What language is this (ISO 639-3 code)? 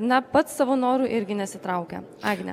lit